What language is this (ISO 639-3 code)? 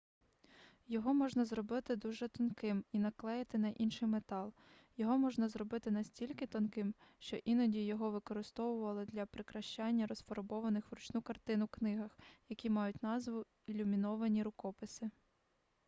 ukr